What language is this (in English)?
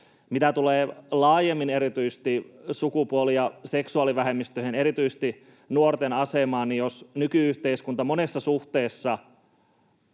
Finnish